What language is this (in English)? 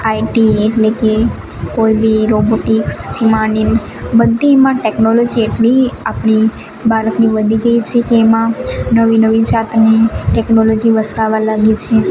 Gujarati